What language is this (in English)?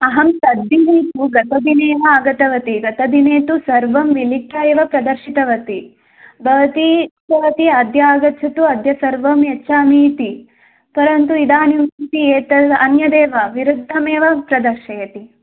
Sanskrit